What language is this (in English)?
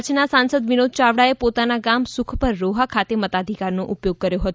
Gujarati